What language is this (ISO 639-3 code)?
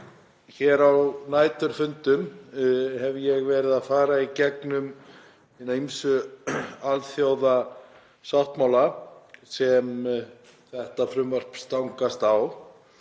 isl